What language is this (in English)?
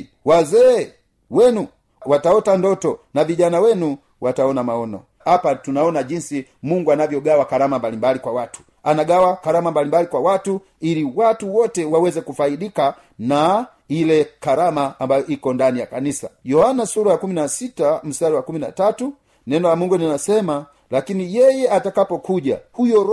Swahili